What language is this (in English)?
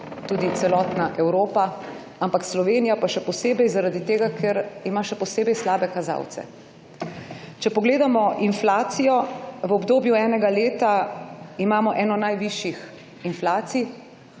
Slovenian